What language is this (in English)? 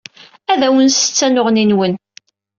Kabyle